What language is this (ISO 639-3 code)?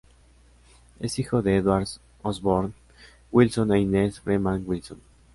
spa